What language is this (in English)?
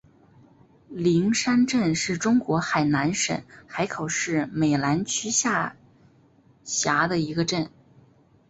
Chinese